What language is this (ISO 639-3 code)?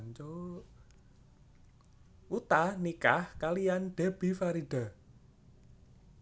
jav